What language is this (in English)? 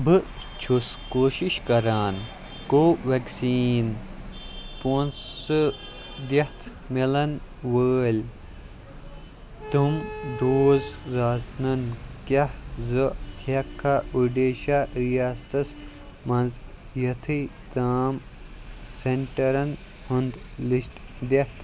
Kashmiri